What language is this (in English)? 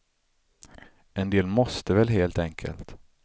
Swedish